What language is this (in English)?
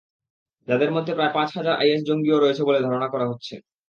Bangla